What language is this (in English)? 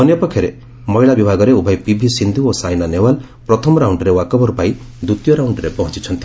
Odia